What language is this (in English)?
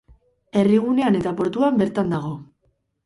Basque